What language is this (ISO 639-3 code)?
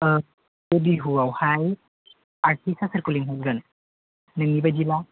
brx